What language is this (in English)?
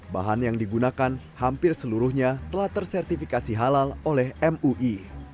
Indonesian